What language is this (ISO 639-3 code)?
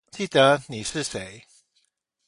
zho